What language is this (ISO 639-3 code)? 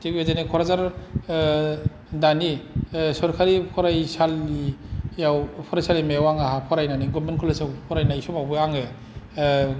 brx